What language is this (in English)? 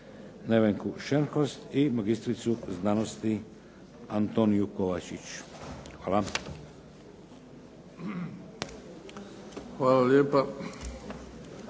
Croatian